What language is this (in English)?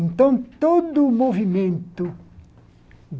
Portuguese